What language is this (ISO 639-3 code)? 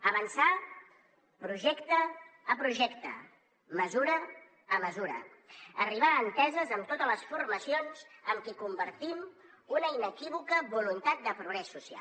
cat